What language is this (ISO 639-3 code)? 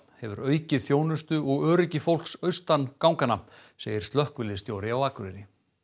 isl